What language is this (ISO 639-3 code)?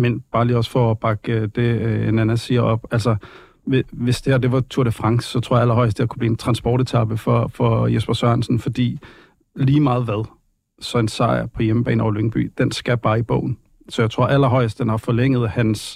dan